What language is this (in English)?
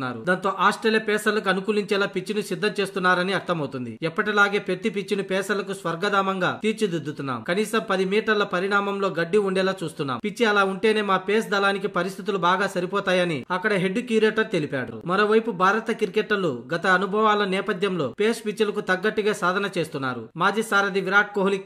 Telugu